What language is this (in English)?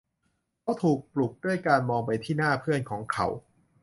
Thai